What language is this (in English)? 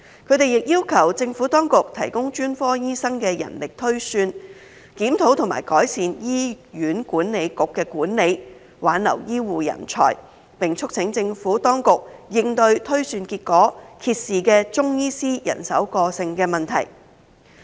Cantonese